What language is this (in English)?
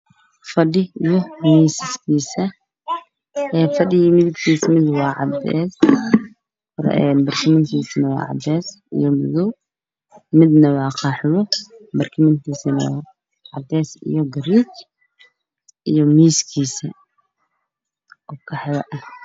Somali